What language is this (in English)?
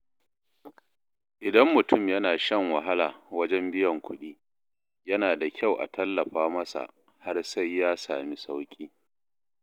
Hausa